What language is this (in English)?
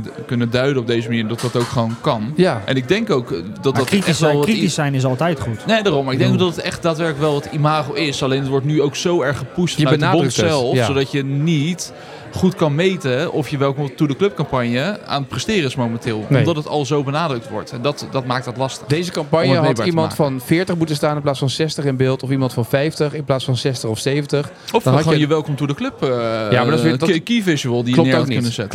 Dutch